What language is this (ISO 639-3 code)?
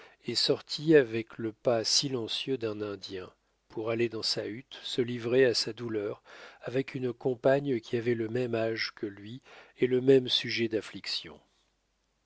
fra